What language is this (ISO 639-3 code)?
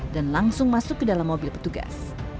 ind